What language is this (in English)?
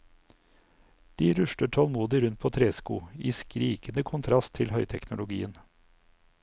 Norwegian